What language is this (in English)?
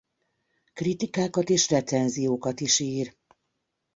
Hungarian